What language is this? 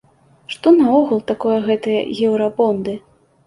Belarusian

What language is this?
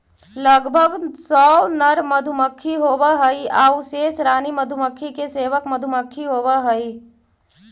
Magahi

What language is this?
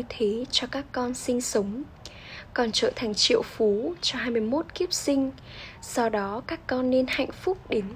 Vietnamese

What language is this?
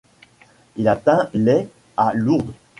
French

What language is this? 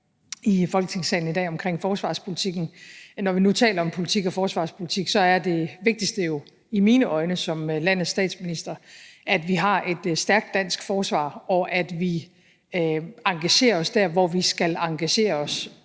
Danish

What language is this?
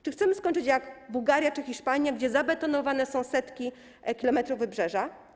Polish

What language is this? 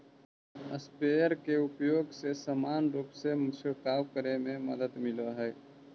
Magahi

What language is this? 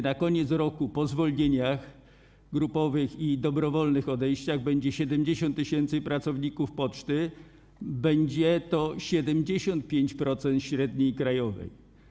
Polish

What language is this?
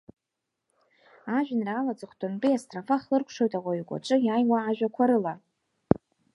Abkhazian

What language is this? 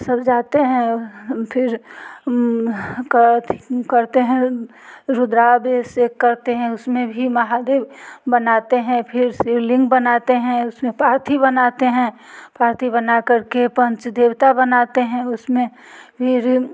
Hindi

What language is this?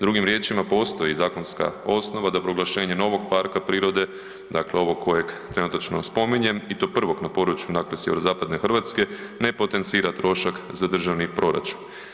Croatian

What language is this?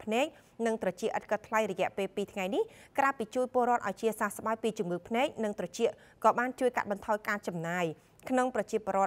Thai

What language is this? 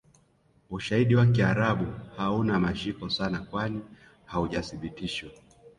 Swahili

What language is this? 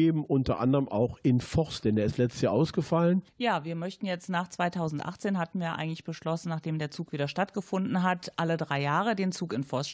German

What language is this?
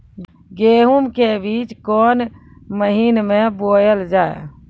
Maithili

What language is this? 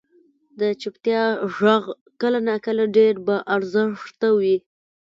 Pashto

